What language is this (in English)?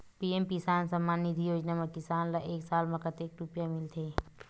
Chhattisgarhi